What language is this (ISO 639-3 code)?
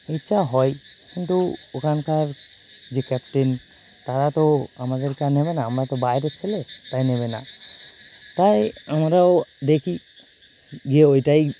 ben